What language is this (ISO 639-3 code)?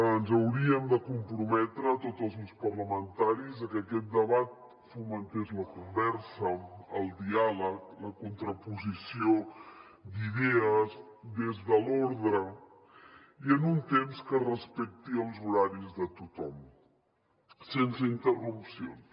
cat